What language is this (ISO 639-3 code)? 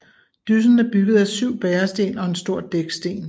dan